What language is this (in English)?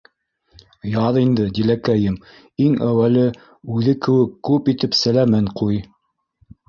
Bashkir